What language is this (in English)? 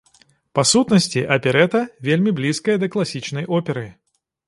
Belarusian